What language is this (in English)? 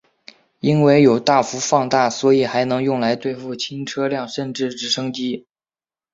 Chinese